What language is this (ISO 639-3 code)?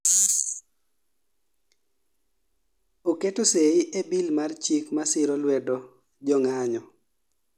luo